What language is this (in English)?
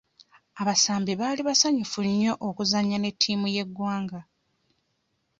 Ganda